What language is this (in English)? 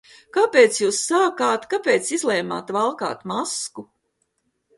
Latvian